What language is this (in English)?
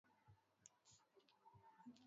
Swahili